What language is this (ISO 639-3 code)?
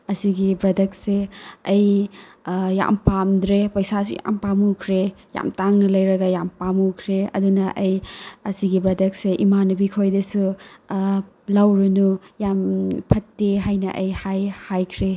mni